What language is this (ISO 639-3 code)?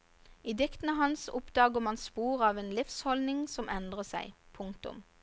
nor